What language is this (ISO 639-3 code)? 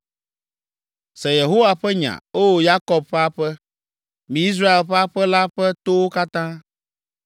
ewe